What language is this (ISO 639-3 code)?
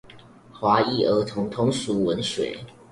zho